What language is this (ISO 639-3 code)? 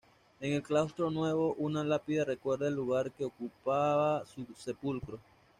spa